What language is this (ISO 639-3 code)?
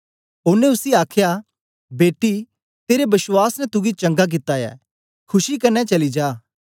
doi